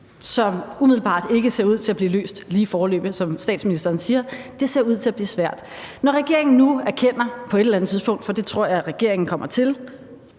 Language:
Danish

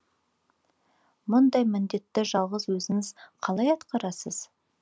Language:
Kazakh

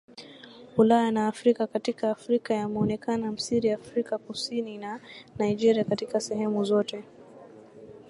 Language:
Swahili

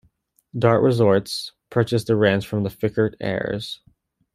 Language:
English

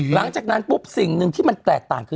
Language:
Thai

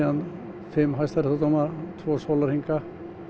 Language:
Icelandic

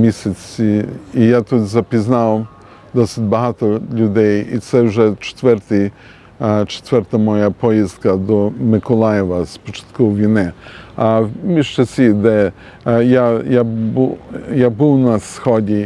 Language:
Ukrainian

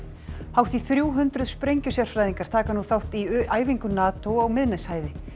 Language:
Icelandic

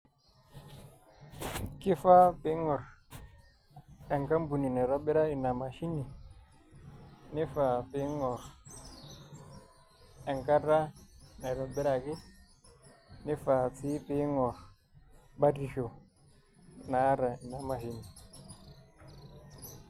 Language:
Masai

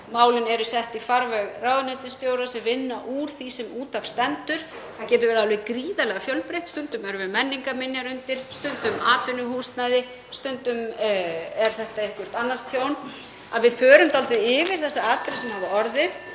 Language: Icelandic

